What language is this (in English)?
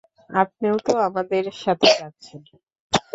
Bangla